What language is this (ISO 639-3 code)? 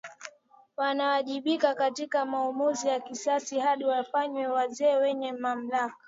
swa